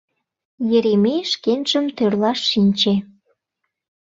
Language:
Mari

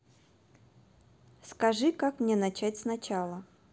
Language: Russian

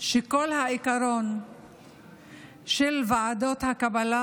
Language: Hebrew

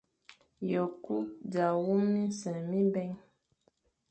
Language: Fang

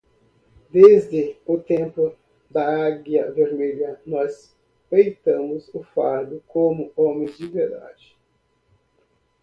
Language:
Portuguese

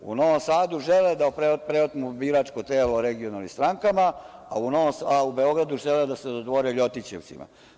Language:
Serbian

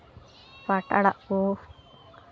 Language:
Santali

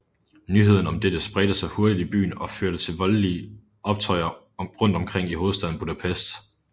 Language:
Danish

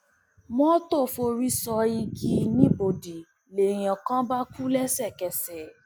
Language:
Yoruba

